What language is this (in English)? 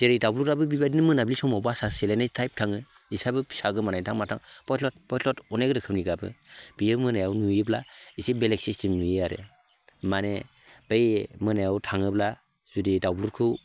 Bodo